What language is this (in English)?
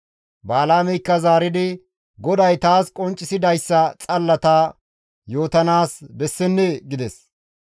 Gamo